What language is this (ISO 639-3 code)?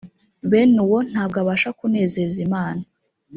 kin